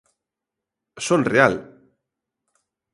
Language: Galician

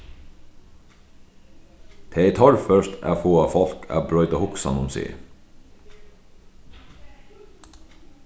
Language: Faroese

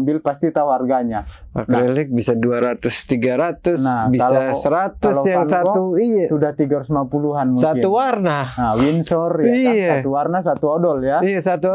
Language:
Indonesian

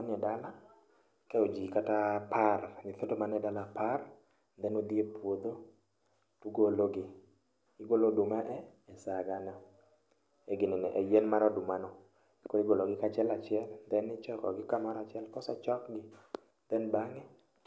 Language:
Luo (Kenya and Tanzania)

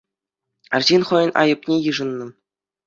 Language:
Chuvash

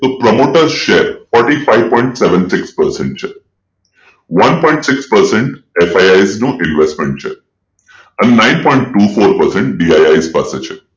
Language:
Gujarati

